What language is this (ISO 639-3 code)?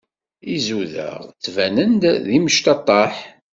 kab